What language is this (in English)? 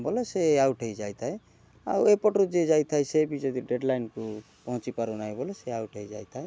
Odia